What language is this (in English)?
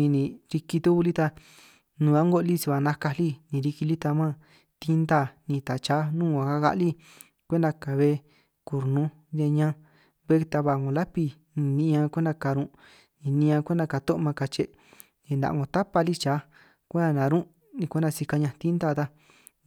San Martín Itunyoso Triqui